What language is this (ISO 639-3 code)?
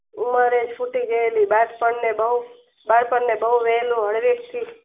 guj